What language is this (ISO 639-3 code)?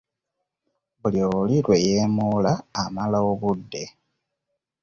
lug